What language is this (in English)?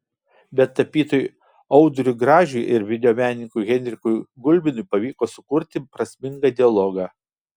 Lithuanian